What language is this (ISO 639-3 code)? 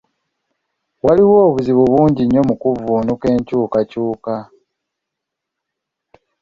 lug